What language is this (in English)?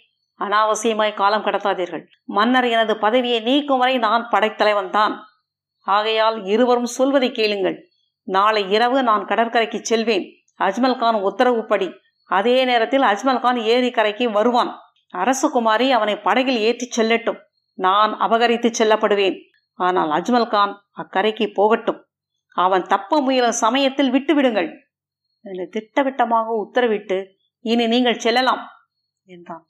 Tamil